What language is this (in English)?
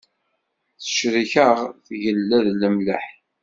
Kabyle